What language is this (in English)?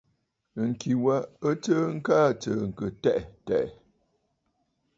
Bafut